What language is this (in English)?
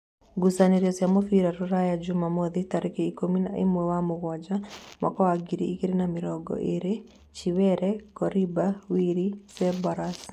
Kikuyu